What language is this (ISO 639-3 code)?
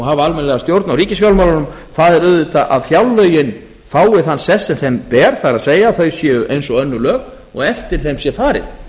isl